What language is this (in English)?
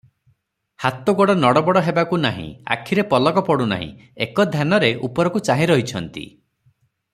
Odia